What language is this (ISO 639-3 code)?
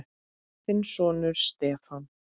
isl